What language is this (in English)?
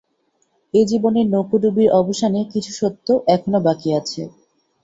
Bangla